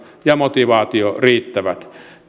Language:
Finnish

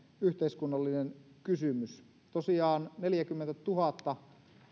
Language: Finnish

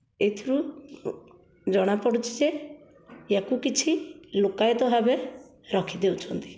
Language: Odia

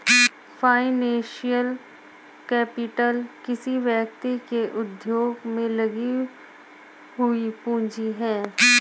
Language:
Hindi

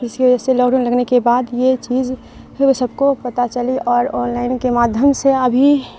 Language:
Urdu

